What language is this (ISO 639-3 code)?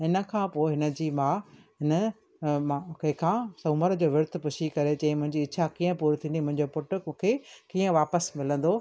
snd